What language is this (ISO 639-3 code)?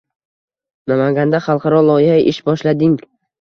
uzb